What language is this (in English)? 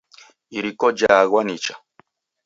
Taita